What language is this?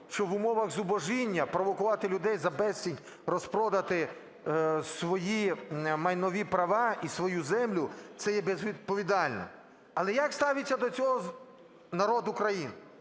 Ukrainian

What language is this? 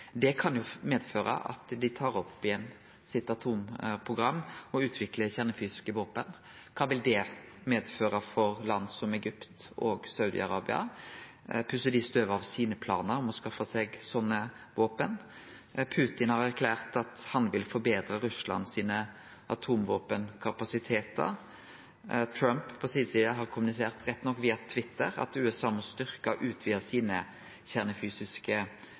Norwegian Nynorsk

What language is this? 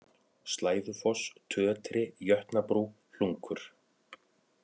Icelandic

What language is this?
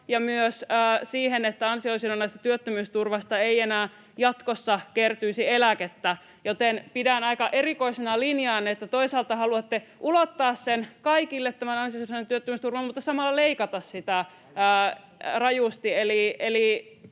Finnish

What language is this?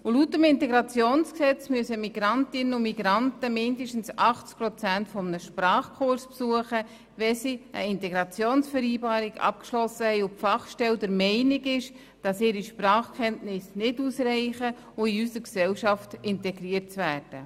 Swiss German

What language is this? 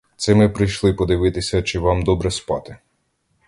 Ukrainian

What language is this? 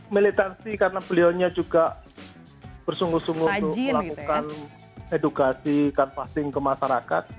Indonesian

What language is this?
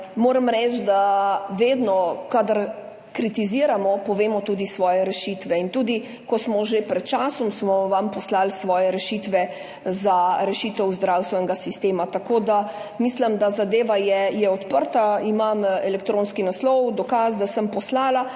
Slovenian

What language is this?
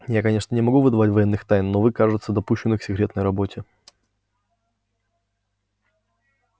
Russian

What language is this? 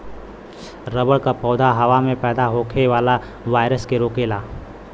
Bhojpuri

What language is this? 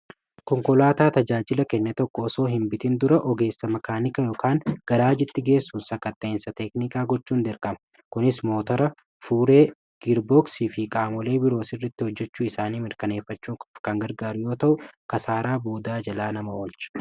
Oromo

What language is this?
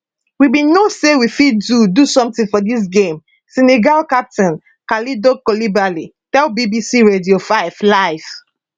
Nigerian Pidgin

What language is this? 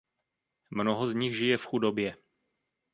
Czech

